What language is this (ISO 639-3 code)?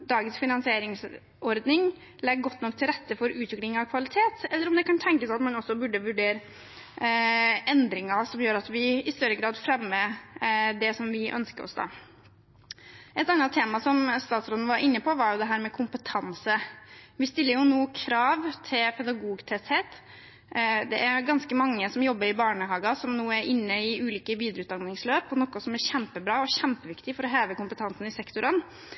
nob